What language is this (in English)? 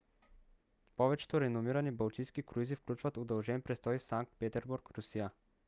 Bulgarian